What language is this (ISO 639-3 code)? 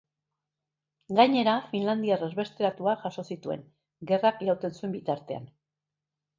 eus